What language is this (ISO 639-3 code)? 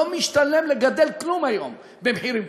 heb